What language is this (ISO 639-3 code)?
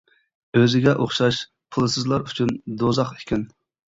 uig